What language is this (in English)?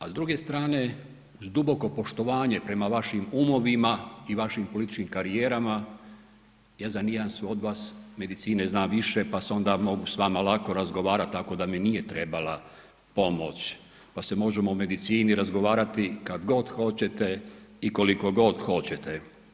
Croatian